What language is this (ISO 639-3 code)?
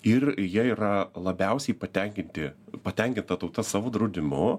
lit